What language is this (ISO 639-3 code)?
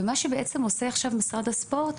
heb